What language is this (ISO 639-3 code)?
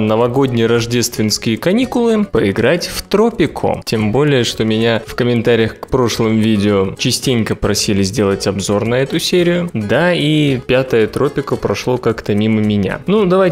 rus